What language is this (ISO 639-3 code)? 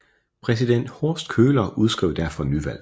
dan